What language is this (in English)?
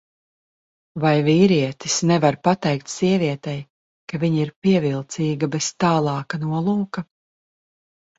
Latvian